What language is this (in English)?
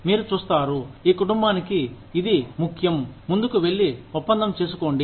Telugu